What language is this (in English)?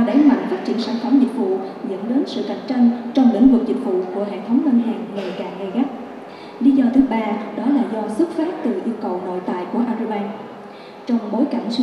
Vietnamese